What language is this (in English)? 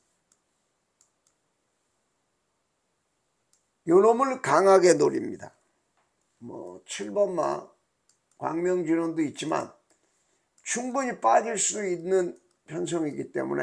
Korean